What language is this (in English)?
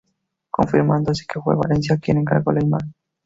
Spanish